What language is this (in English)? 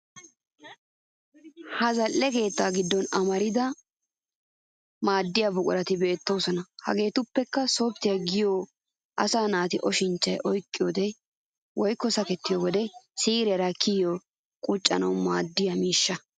Wolaytta